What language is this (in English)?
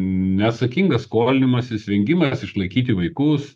Lithuanian